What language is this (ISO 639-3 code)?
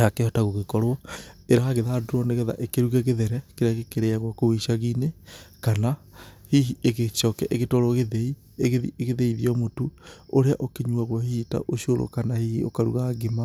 kik